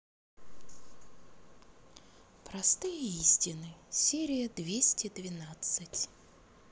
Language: Russian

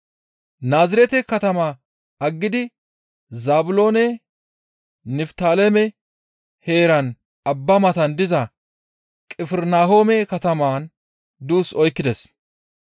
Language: Gamo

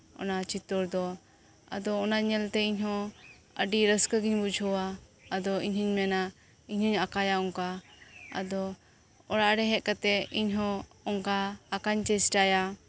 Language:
Santali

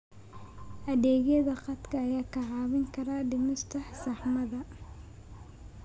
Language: Somali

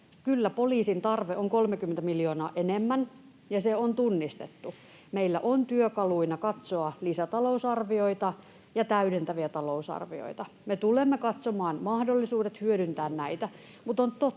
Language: Finnish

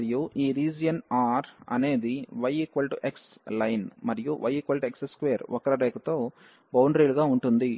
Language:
Telugu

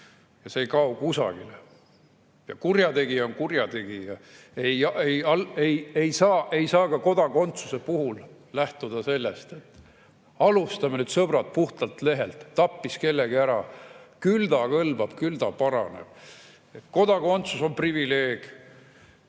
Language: Estonian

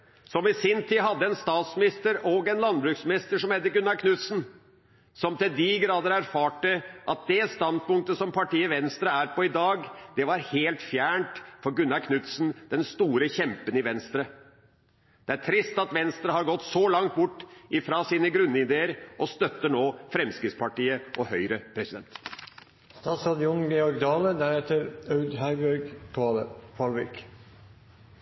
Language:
Norwegian Bokmål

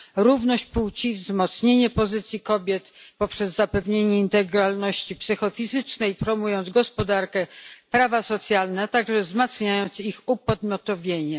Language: Polish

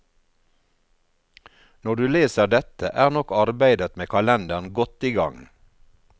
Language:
Norwegian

